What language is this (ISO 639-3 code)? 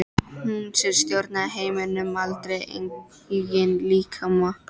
isl